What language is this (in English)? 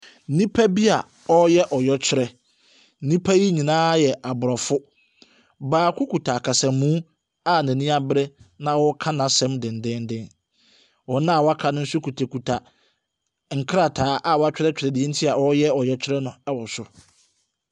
Akan